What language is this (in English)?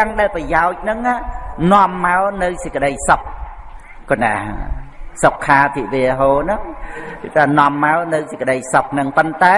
Vietnamese